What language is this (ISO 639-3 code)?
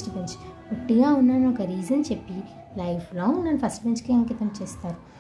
tel